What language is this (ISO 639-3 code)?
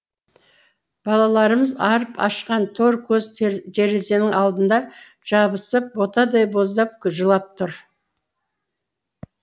kaz